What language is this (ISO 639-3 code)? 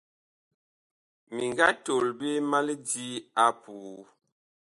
bkh